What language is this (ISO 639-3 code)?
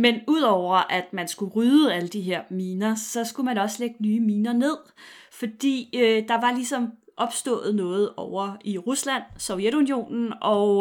dan